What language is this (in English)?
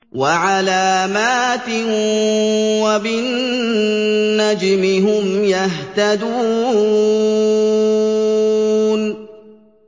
Arabic